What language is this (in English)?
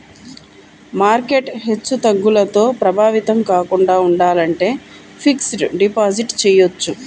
Telugu